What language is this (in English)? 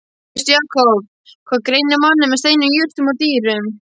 Icelandic